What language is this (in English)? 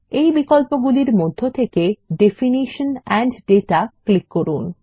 Bangla